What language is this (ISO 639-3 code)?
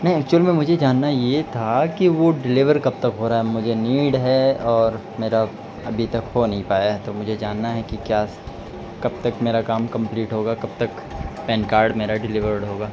urd